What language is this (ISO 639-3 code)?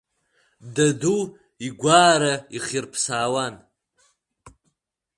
abk